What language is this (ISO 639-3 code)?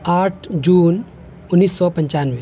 urd